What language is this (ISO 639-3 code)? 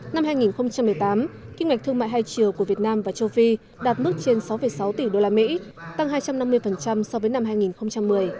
vie